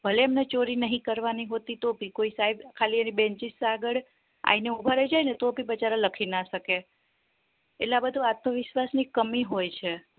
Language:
Gujarati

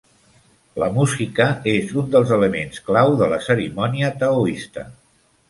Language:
Catalan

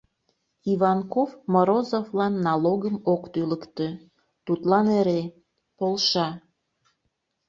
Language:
Mari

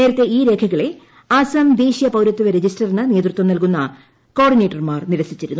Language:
Malayalam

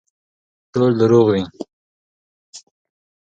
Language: Pashto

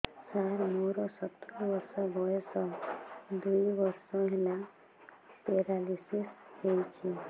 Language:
Odia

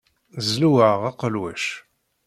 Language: Kabyle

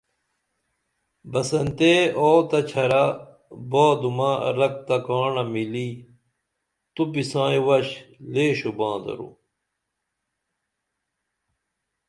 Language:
Dameli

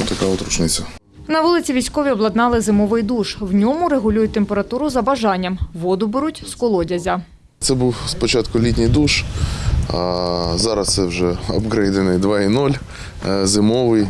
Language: Ukrainian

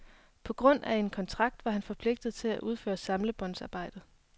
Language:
Danish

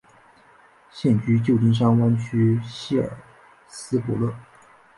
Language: Chinese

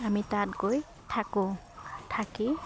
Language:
Assamese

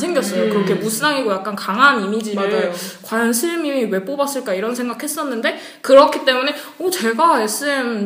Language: Korean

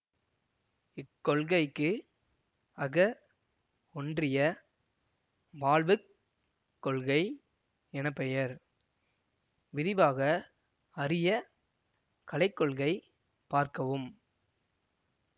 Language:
Tamil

